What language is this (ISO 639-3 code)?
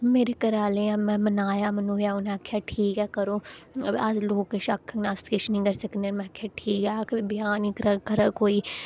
doi